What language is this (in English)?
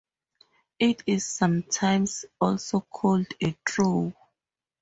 English